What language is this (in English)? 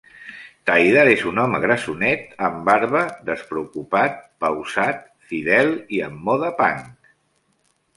Catalan